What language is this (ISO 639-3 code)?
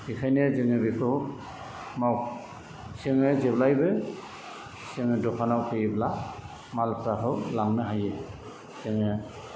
brx